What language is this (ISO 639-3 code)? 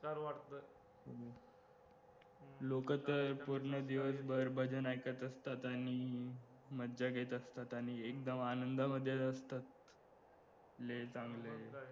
mar